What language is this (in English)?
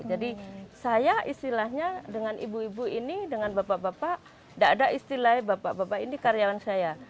Indonesian